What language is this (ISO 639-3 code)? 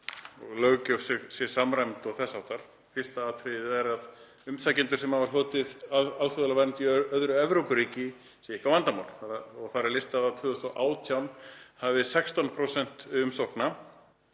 isl